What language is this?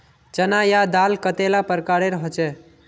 Magahi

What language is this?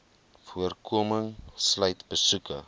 Afrikaans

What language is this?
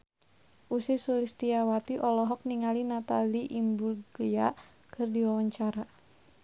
Sundanese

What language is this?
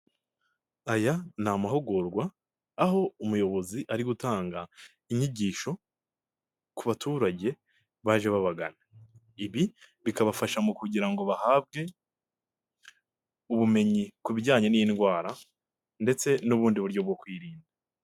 Kinyarwanda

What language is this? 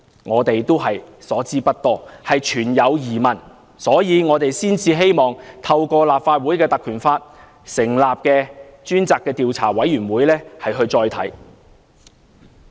Cantonese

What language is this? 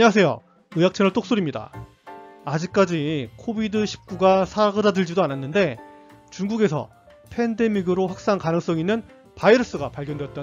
Korean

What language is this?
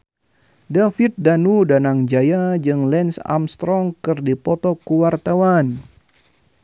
Sundanese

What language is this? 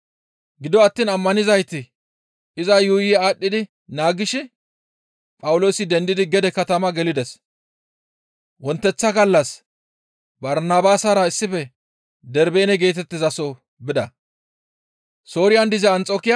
Gamo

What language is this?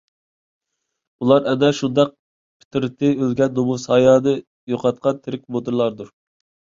Uyghur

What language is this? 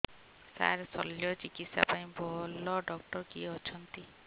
Odia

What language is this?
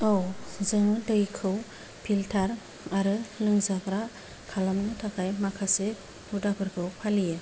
Bodo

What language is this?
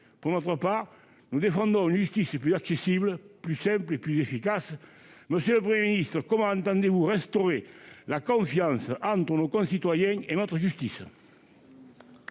French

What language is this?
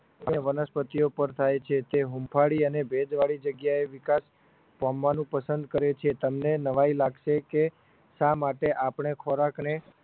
Gujarati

